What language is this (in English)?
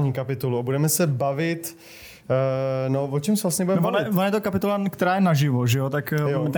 Czech